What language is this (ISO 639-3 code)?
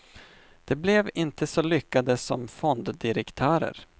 swe